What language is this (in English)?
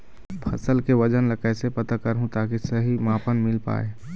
Chhattisgarhi